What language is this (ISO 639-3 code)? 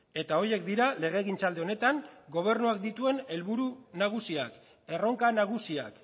eus